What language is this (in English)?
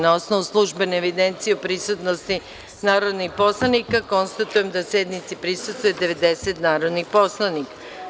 Serbian